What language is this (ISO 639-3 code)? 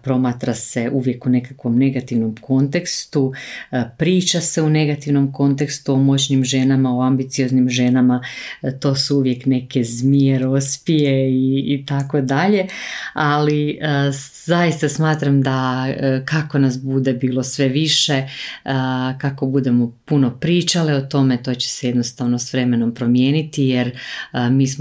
hrv